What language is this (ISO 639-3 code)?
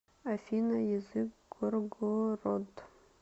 rus